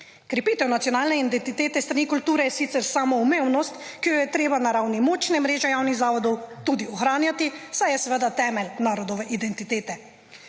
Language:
Slovenian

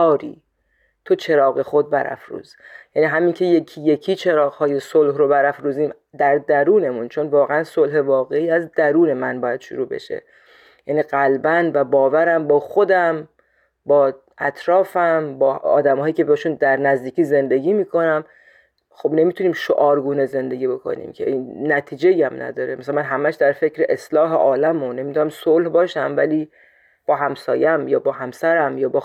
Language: Persian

